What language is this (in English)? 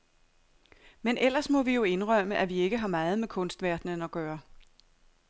Danish